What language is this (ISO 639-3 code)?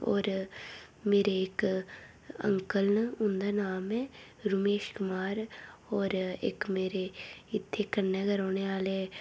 doi